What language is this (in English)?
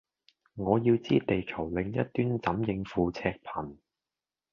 Cantonese